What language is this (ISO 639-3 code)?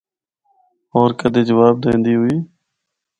hno